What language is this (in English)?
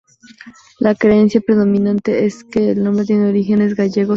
Spanish